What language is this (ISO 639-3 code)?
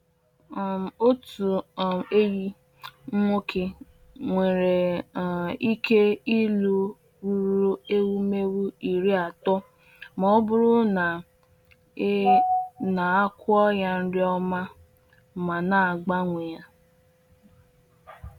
ibo